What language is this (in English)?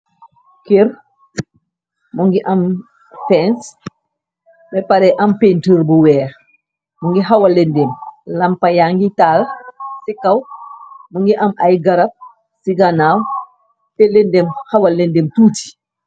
Wolof